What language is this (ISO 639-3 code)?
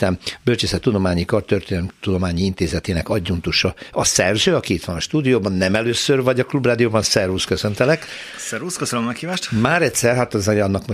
hun